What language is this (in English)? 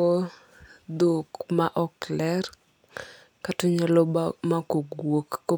Luo (Kenya and Tanzania)